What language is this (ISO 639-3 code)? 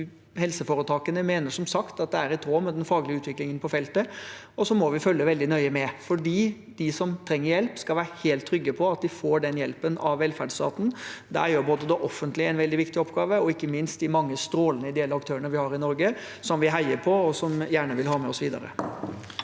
nor